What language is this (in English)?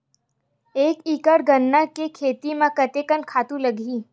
Chhattisgarhi